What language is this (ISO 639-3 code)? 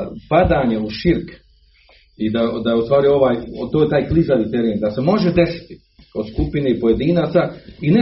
hrv